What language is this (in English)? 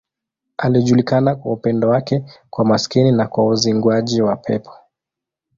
Swahili